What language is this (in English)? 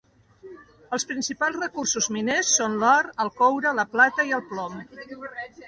Catalan